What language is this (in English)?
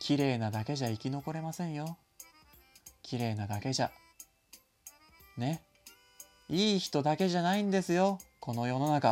Japanese